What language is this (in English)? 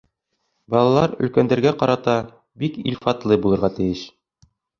Bashkir